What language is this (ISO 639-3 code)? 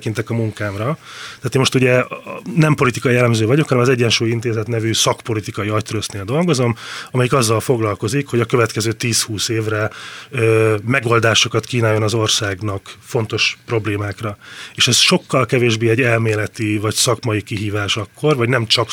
hun